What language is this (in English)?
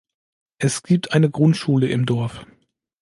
German